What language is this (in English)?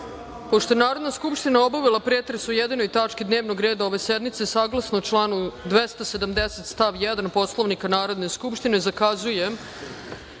Serbian